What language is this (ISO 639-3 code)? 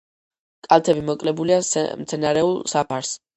kat